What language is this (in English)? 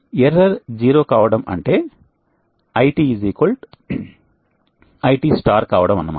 Telugu